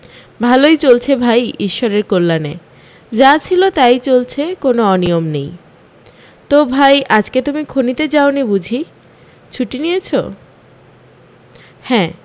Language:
Bangla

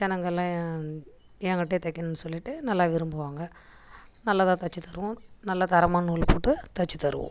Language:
Tamil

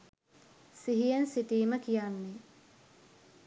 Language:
Sinhala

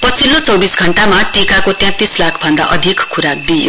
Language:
Nepali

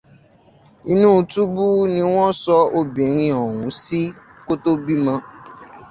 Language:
Yoruba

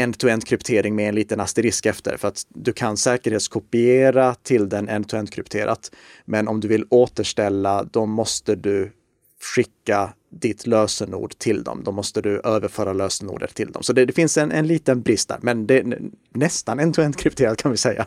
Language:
Swedish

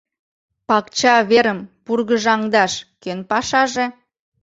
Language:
Mari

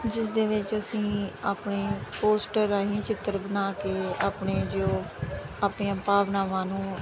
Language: Punjabi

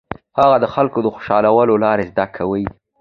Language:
Pashto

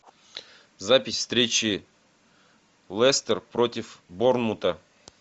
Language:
Russian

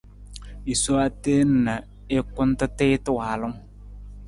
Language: Nawdm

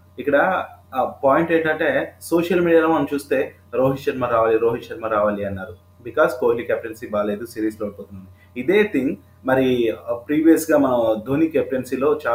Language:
Telugu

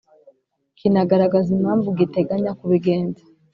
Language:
Kinyarwanda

